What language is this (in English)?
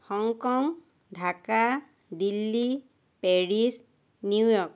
Assamese